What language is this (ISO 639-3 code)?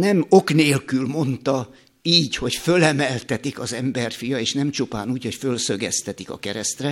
hun